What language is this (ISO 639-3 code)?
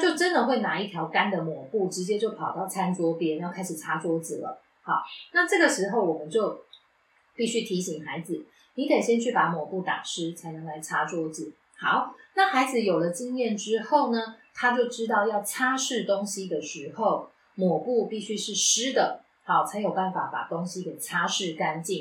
zho